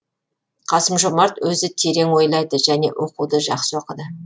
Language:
Kazakh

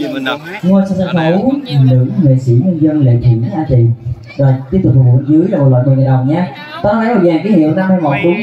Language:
Vietnamese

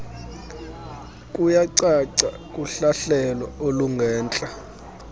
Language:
Xhosa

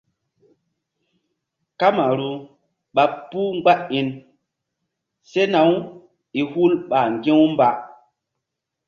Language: Mbum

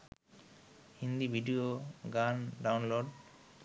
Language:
Bangla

